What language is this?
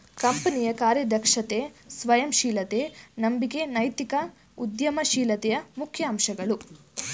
Kannada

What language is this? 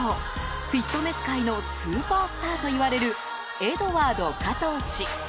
Japanese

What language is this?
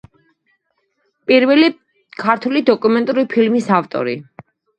Georgian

